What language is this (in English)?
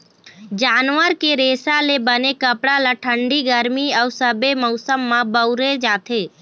Chhattisgarhi